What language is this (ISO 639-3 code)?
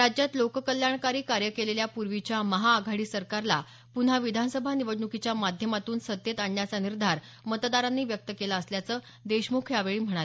mar